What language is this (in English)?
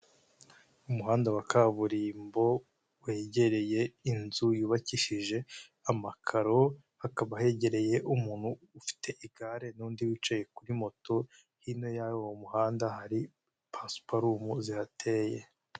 Kinyarwanda